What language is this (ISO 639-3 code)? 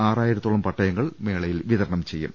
mal